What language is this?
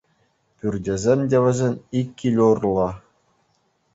Chuvash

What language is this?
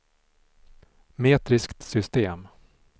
Swedish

